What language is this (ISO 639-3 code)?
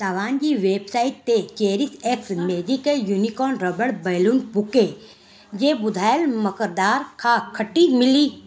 snd